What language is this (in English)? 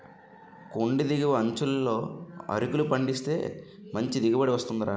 Telugu